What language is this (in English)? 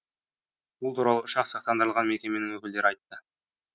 Kazakh